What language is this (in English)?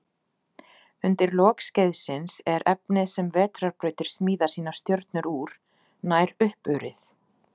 Icelandic